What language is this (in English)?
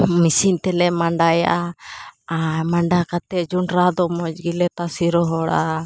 Santali